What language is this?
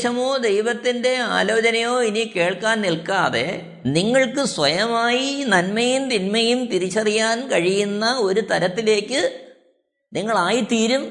Malayalam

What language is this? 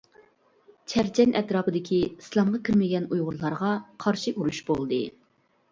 Uyghur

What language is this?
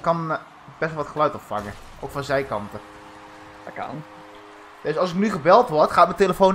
Dutch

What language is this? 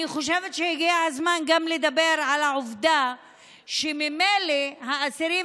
Hebrew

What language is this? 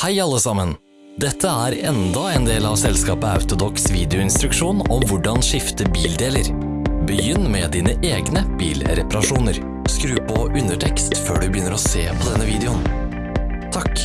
Norwegian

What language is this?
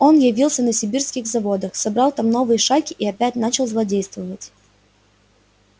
Russian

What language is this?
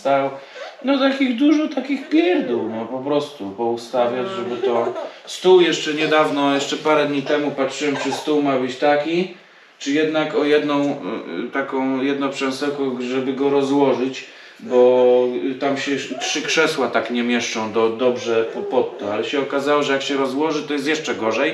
Polish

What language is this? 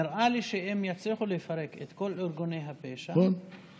Hebrew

